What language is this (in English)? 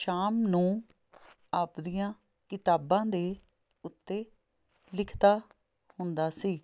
Punjabi